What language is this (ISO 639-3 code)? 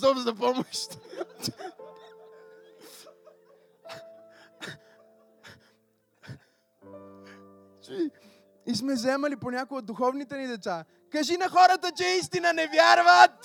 bul